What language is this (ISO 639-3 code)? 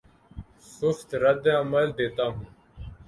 urd